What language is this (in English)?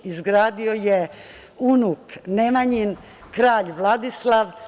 Serbian